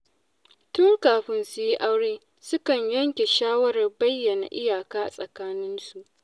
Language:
Hausa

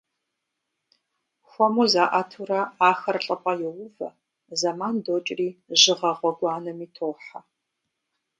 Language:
Kabardian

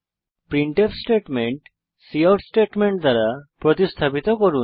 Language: Bangla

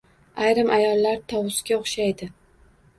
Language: Uzbek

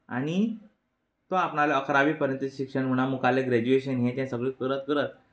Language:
Konkani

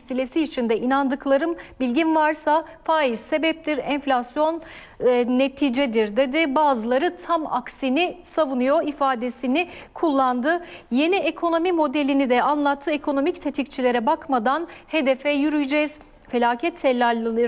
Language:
Turkish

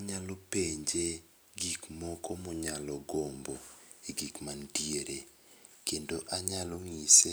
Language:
Luo (Kenya and Tanzania)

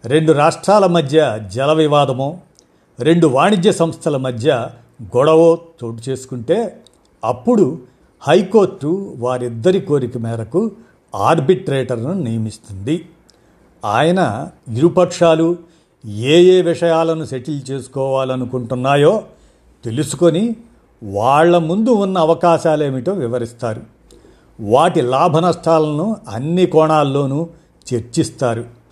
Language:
Telugu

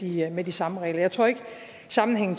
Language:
Danish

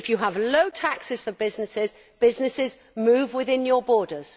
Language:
English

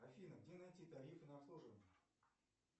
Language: Russian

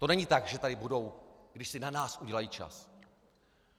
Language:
Czech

